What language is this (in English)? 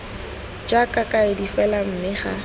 Tswana